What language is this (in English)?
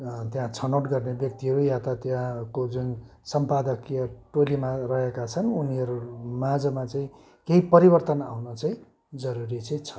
Nepali